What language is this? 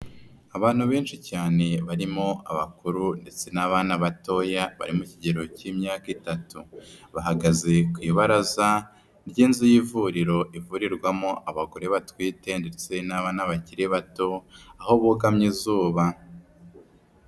Kinyarwanda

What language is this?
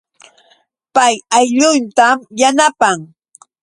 Yauyos Quechua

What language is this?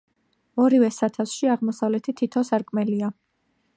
Georgian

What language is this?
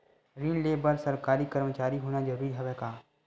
Chhattisgarhi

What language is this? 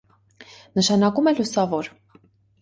Armenian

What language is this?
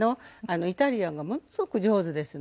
Japanese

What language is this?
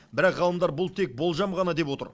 Kazakh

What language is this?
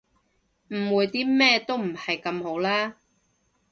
Cantonese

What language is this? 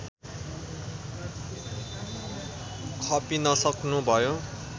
Nepali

